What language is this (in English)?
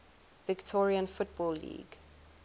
English